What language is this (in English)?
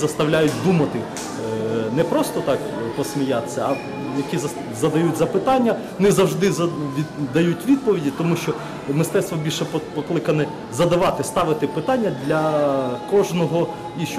Russian